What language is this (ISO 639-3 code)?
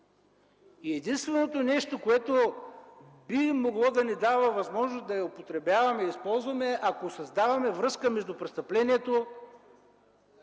bul